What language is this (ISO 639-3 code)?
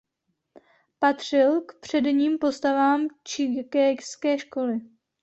ces